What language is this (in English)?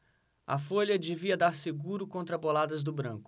Portuguese